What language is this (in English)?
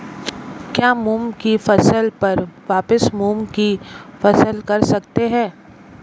Hindi